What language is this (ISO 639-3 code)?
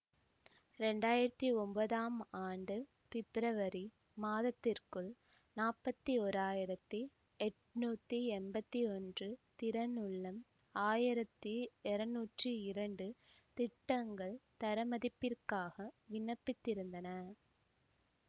tam